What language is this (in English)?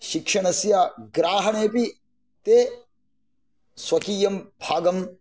Sanskrit